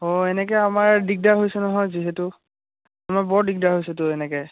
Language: Assamese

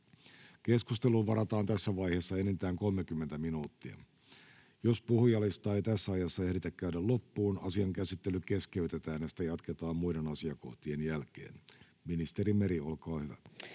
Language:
Finnish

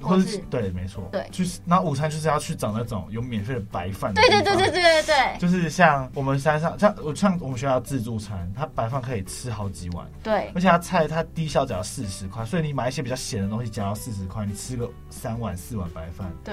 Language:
Chinese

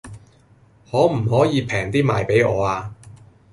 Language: Cantonese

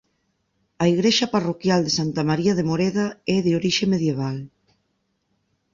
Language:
Galician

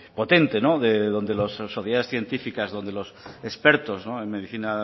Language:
Spanish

